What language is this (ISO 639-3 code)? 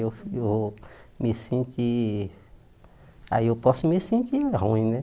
por